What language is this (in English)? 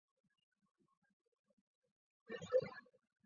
Chinese